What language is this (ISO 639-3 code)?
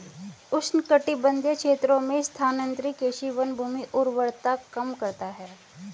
hin